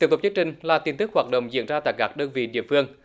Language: Vietnamese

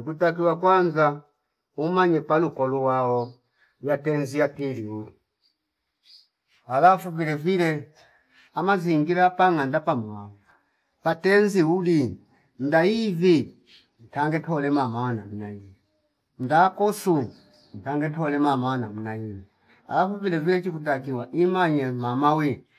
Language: Fipa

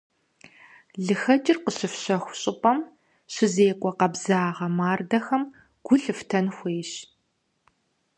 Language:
Kabardian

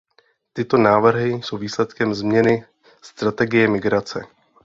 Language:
Czech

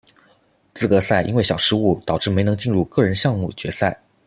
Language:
Chinese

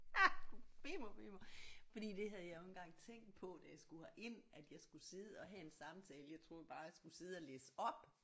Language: Danish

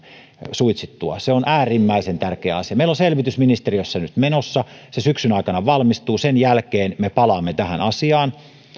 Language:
Finnish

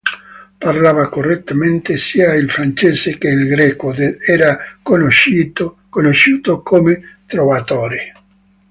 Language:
Italian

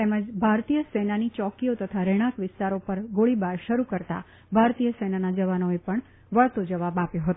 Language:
Gujarati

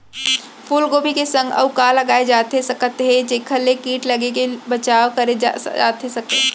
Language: Chhattisgarhi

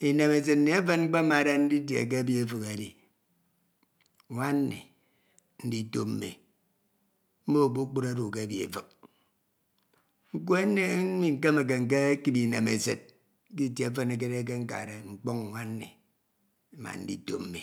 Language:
Ito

